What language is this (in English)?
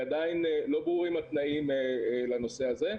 Hebrew